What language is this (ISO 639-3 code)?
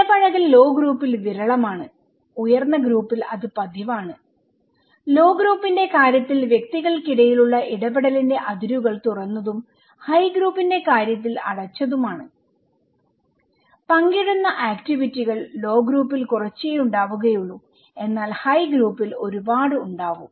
mal